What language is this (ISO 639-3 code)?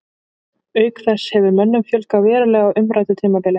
isl